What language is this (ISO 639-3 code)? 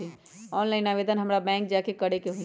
mag